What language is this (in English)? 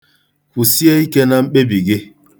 Igbo